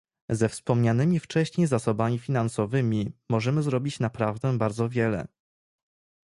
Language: Polish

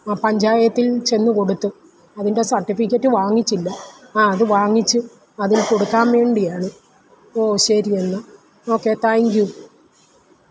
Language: Malayalam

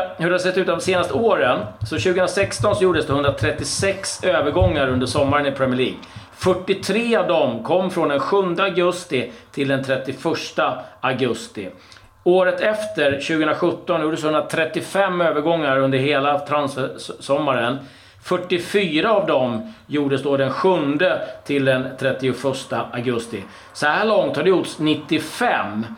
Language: Swedish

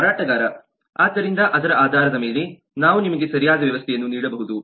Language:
Kannada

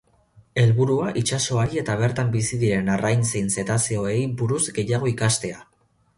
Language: Basque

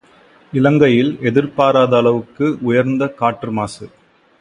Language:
Tamil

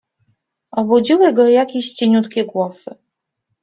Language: Polish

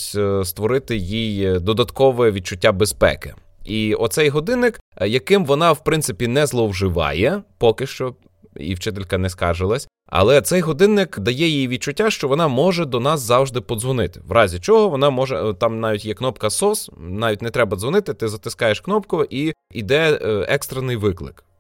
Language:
Ukrainian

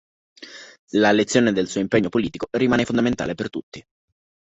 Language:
Italian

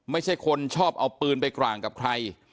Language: Thai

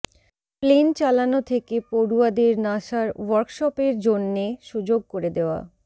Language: Bangla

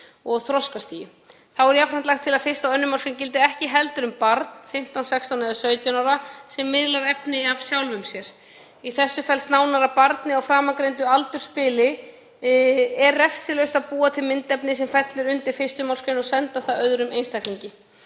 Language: Icelandic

